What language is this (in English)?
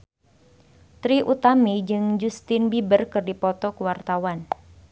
Sundanese